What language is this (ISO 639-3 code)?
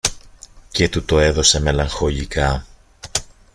ell